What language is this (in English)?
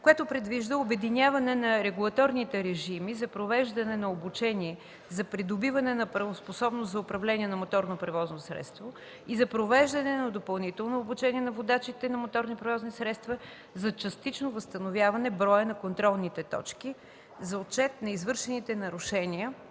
Bulgarian